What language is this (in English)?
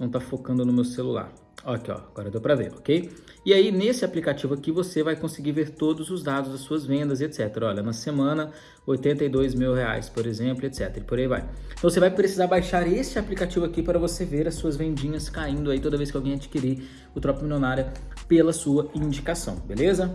Portuguese